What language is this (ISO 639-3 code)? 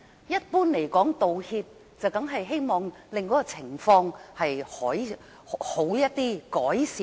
yue